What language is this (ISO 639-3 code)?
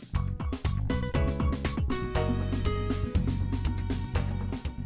vie